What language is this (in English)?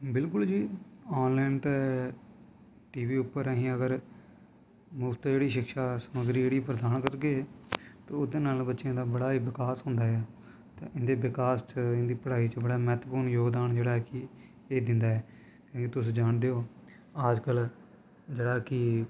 Dogri